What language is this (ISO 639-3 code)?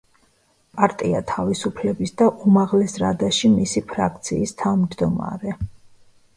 kat